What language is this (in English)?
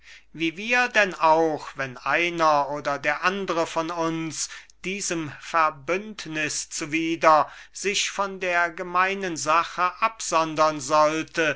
German